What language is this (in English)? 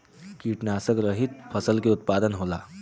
Bhojpuri